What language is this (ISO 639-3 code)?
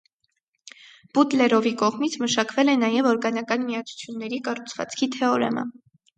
hye